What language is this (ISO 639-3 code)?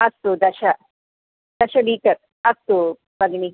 san